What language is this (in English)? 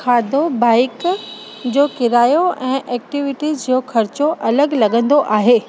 Sindhi